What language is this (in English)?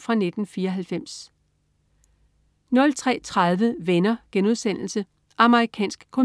Danish